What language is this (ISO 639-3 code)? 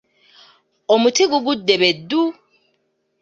lug